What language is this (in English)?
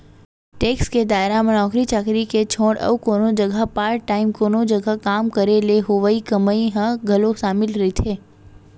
Chhattisgarhi